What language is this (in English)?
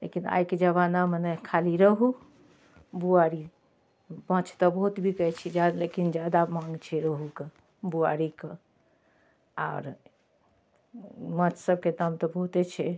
Maithili